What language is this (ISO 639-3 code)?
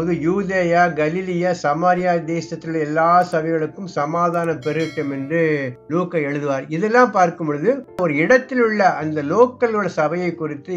tam